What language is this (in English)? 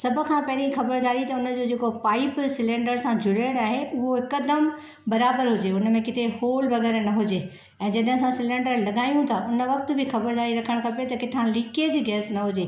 Sindhi